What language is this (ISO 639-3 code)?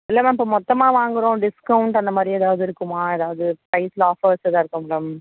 tam